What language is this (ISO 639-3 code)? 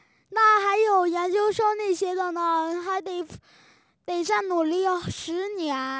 zho